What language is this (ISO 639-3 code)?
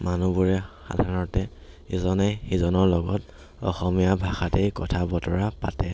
asm